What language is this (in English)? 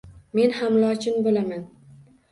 Uzbek